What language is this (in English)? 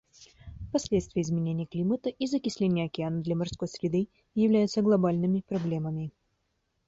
Russian